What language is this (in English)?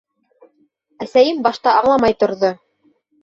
Bashkir